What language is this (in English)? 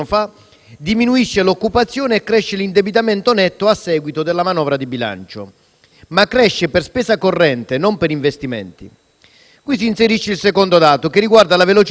Italian